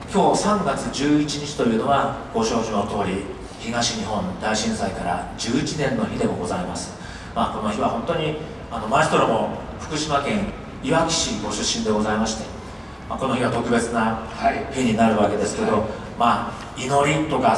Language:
Japanese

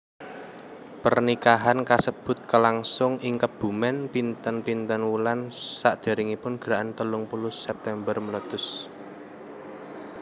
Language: Javanese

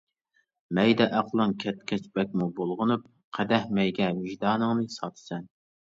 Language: Uyghur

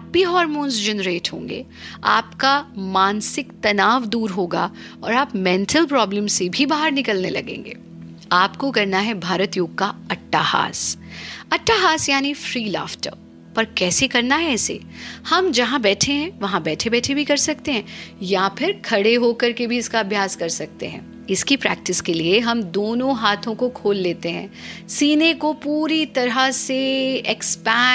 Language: Hindi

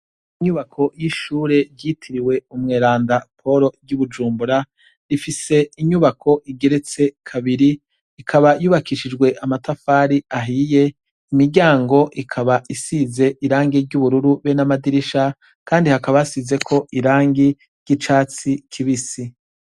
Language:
Rundi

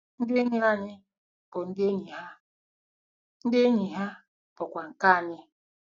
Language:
Igbo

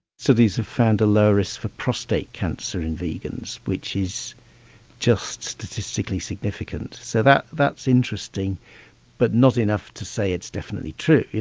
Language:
English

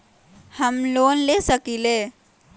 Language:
Magahi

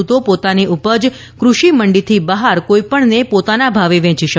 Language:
Gujarati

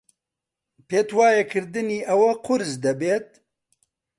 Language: Central Kurdish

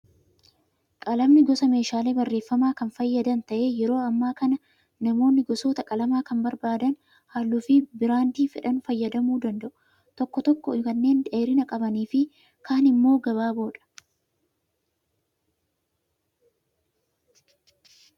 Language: Oromo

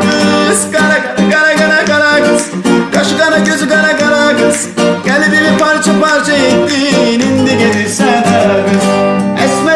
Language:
Turkish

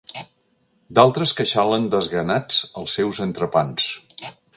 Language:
Catalan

